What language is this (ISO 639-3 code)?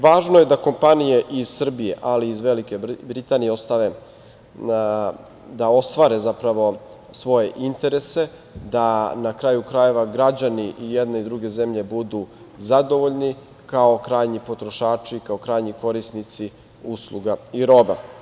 srp